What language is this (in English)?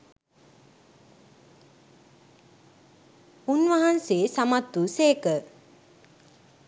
Sinhala